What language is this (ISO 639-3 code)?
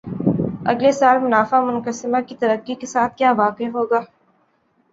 urd